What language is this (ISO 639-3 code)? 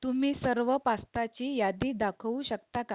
mar